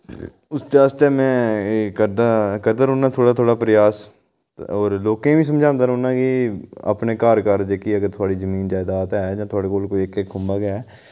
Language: Dogri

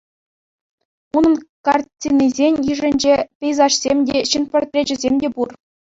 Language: Chuvash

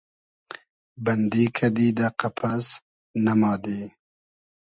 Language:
Hazaragi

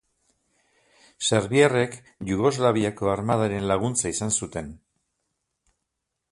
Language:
Basque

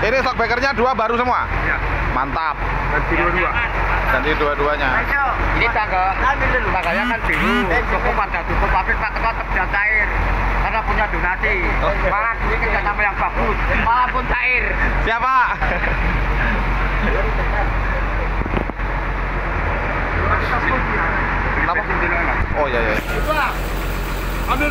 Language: Indonesian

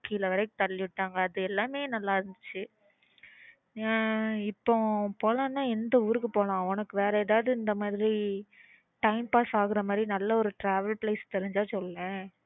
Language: Tamil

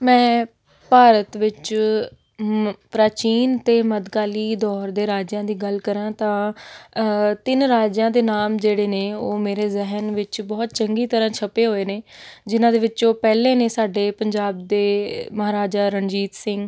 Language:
Punjabi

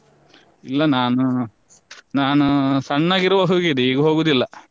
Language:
Kannada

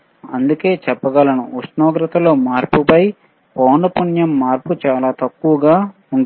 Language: Telugu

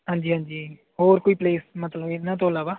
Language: Punjabi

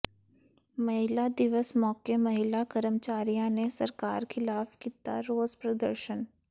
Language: Punjabi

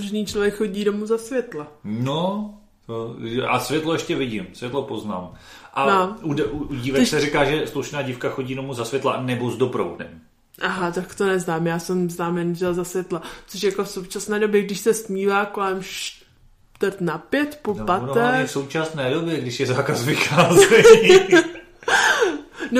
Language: Czech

